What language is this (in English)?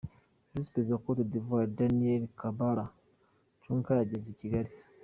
Kinyarwanda